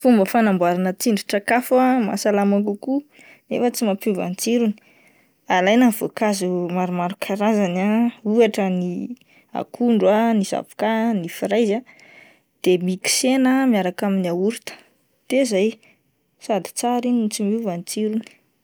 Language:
Malagasy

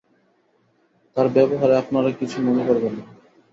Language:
Bangla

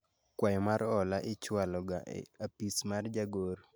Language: Luo (Kenya and Tanzania)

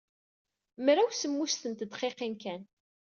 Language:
Kabyle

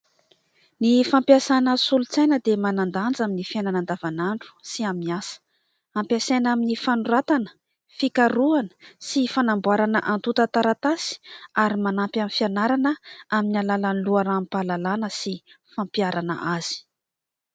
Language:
Malagasy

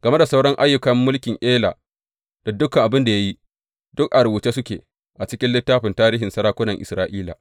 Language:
Hausa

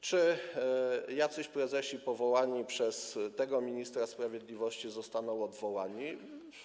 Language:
Polish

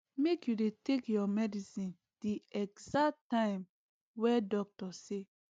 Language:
Nigerian Pidgin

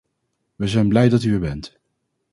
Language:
Dutch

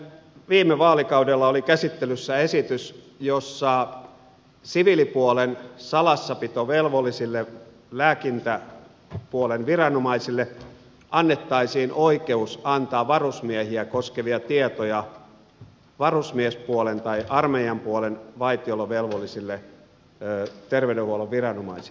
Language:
Finnish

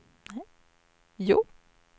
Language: Swedish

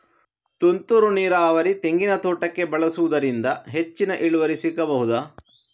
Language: Kannada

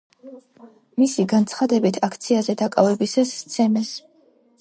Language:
Georgian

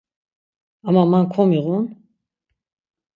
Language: Laz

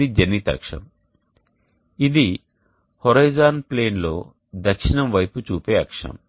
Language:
Telugu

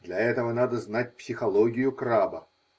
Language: Russian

